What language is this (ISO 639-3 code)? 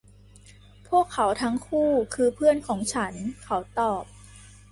tha